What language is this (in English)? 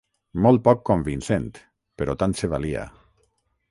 Catalan